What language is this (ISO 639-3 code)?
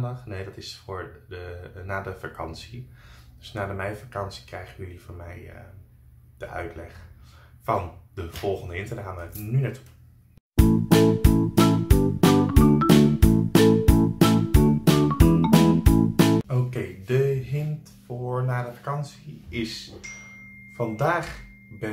nld